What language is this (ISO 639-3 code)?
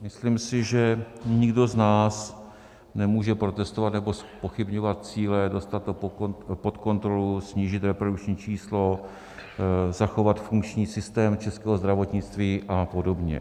ces